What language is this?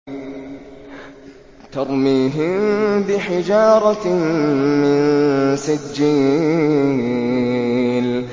Arabic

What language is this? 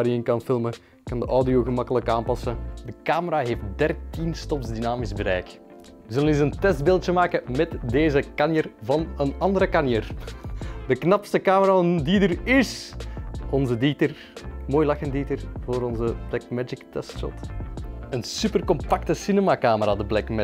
Dutch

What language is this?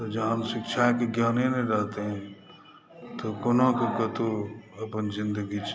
Maithili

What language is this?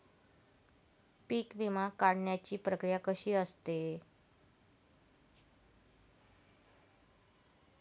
Marathi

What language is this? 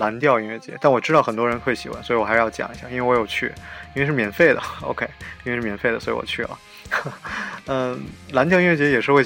Chinese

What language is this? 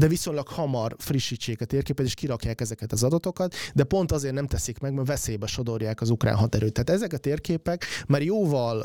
Hungarian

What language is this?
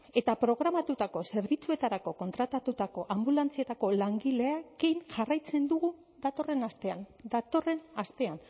Basque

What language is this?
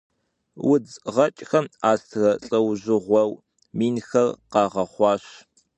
Kabardian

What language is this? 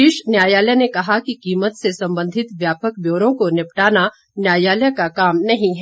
Hindi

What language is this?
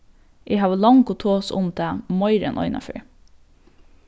Faroese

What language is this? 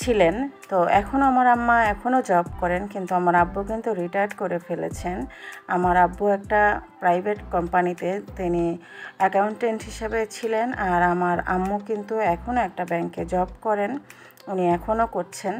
Arabic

